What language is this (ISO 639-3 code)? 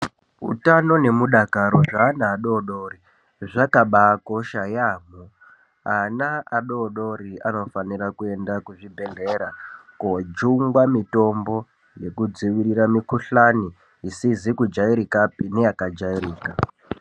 ndc